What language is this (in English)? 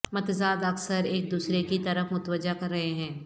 Urdu